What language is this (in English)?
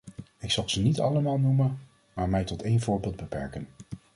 Dutch